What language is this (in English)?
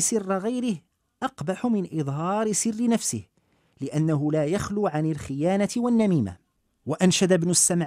Arabic